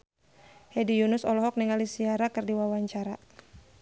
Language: Sundanese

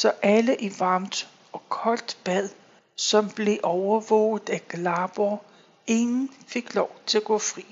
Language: Danish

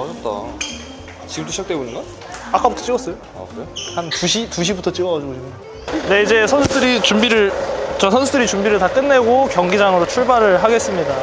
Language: Korean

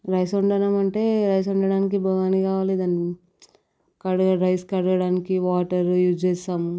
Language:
Telugu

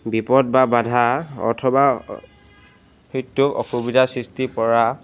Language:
Assamese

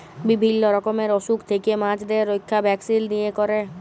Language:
Bangla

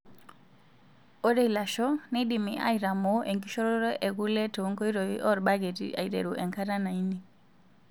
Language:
Masai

